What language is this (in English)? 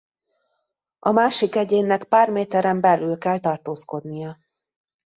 Hungarian